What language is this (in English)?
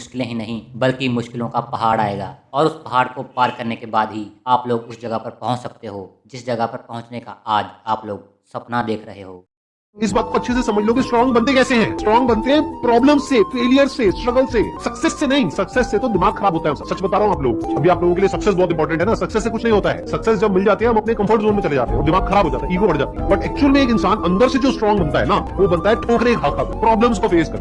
Hindi